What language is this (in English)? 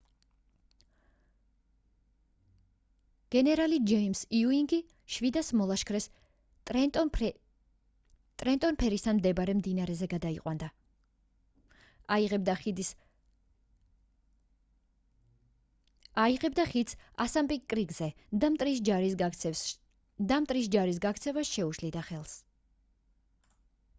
Georgian